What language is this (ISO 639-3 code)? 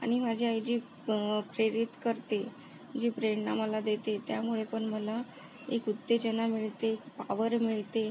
mar